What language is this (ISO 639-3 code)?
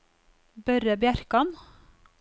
nor